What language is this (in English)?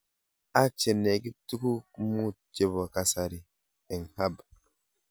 Kalenjin